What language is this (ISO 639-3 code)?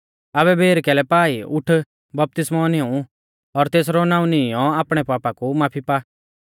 bfz